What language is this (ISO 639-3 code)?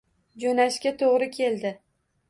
uzb